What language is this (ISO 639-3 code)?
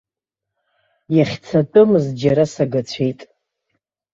abk